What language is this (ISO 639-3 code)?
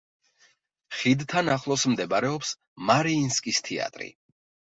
kat